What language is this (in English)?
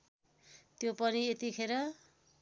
Nepali